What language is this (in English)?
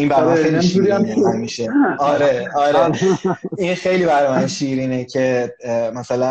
Persian